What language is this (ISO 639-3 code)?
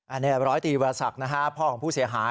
tha